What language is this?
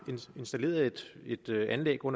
Danish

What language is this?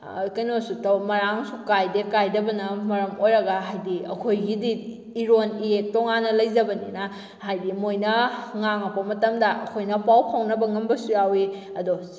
Manipuri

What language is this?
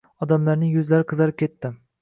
Uzbek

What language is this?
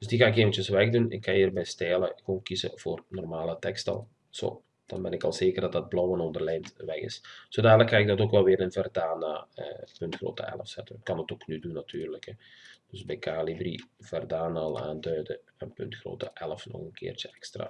Dutch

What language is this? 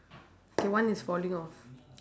English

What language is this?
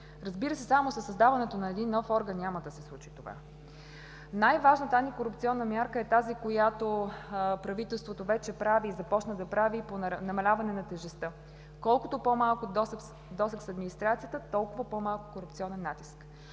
Bulgarian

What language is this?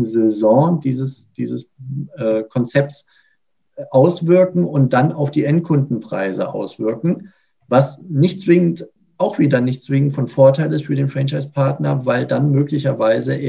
German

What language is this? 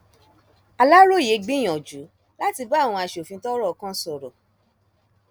Yoruba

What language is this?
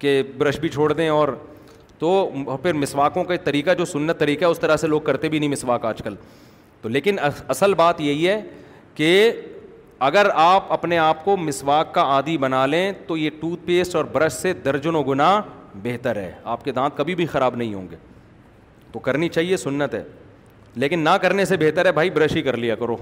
Urdu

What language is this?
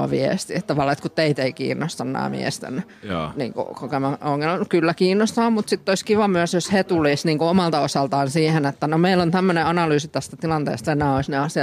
Finnish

